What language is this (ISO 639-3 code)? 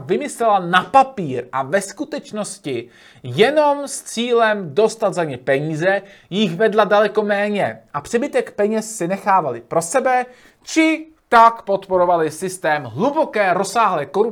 ces